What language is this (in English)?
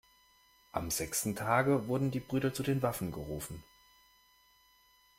German